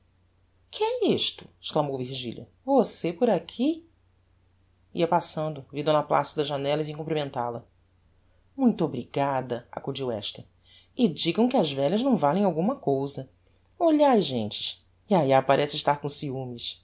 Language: Portuguese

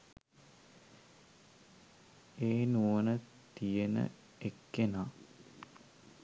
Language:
Sinhala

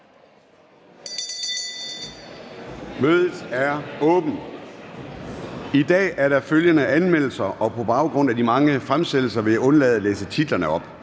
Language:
Danish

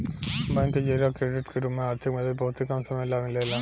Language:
Bhojpuri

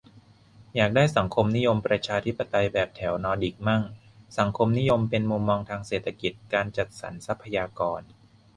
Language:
Thai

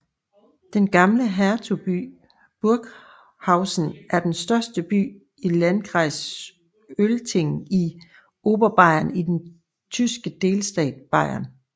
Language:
Danish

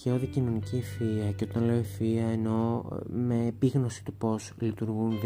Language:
Greek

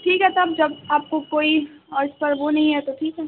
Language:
Urdu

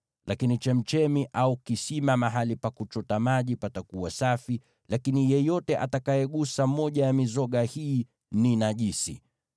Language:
Swahili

